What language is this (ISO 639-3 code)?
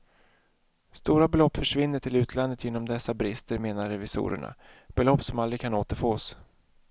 swe